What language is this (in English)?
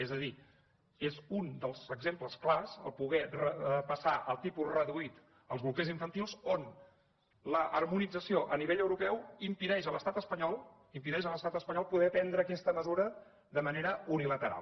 Catalan